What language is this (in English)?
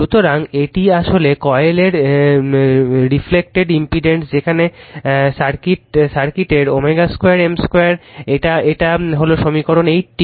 Bangla